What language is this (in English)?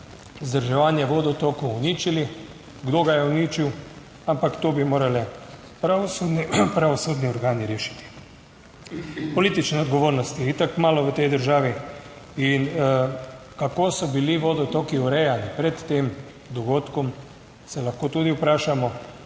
Slovenian